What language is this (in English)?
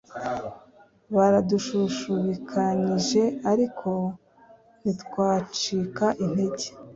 Kinyarwanda